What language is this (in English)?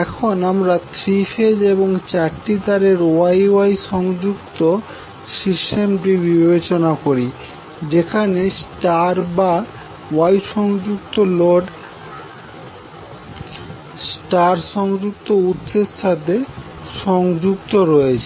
Bangla